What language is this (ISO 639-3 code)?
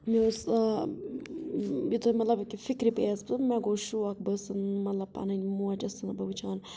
kas